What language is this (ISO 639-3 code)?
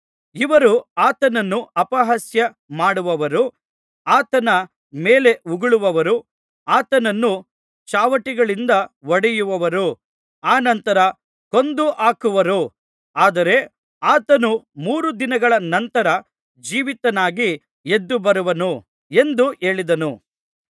kan